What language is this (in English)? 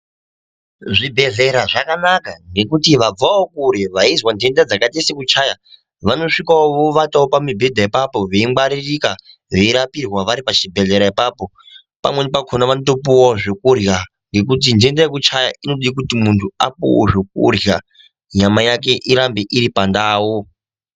Ndau